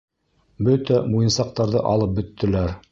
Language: Bashkir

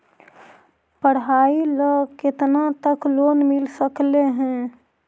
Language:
Magahi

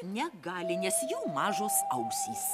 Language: Lithuanian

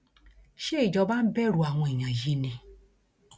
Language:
Yoruba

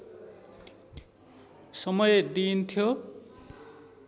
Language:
Nepali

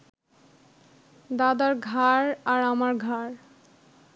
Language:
Bangla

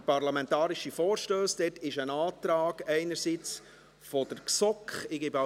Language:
Swiss German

